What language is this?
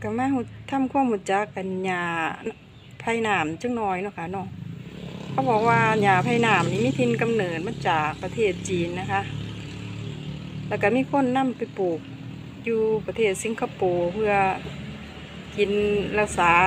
Thai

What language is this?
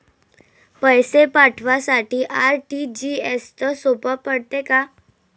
Marathi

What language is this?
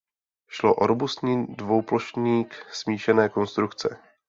Czech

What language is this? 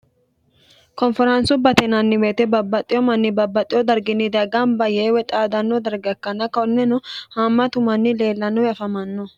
Sidamo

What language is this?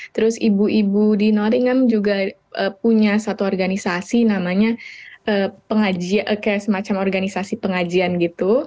Indonesian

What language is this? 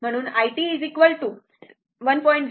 Marathi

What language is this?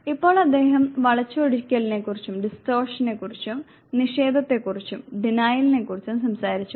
Malayalam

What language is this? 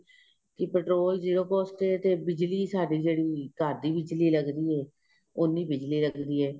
Punjabi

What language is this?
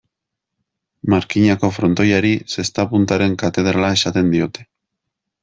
Basque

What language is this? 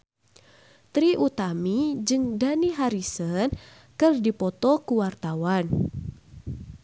Sundanese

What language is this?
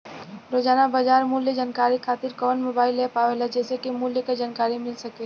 Bhojpuri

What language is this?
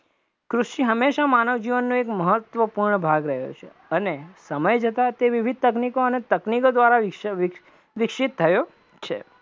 Gujarati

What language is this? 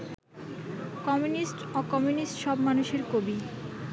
Bangla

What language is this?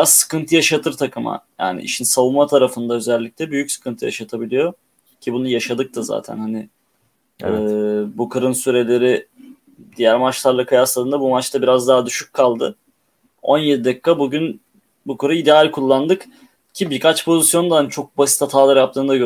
Turkish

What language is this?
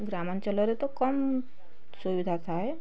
Odia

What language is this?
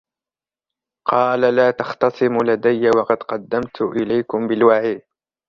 Arabic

